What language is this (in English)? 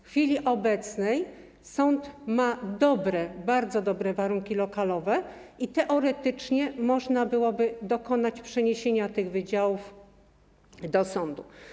Polish